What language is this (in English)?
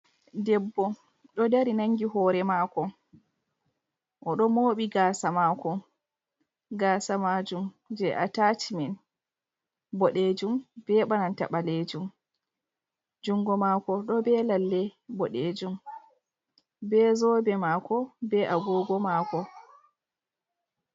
Fula